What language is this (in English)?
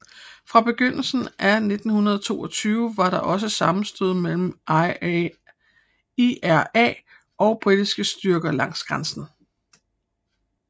Danish